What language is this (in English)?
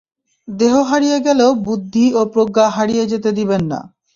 Bangla